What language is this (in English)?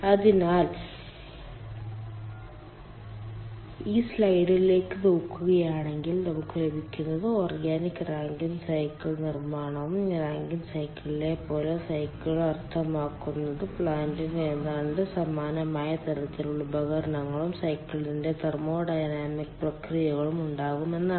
Malayalam